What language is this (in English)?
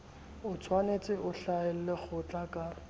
Southern Sotho